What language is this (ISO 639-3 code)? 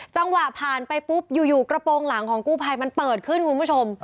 tha